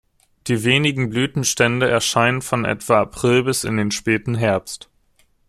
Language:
German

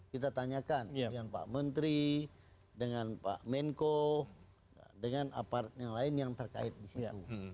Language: Indonesian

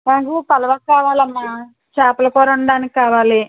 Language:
Telugu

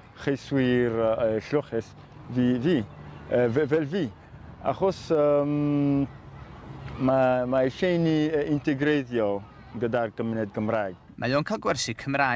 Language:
Dutch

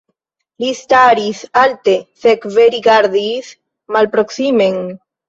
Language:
Esperanto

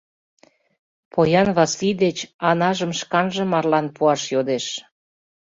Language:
Mari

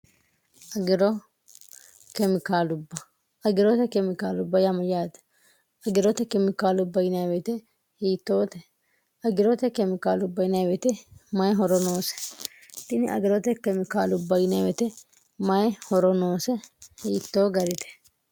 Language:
Sidamo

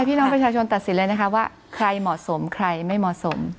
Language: Thai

